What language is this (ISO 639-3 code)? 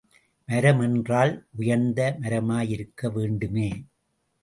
tam